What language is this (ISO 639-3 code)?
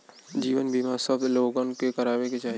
bho